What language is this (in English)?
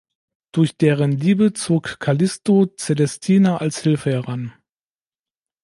German